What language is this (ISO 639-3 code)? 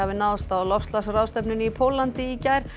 isl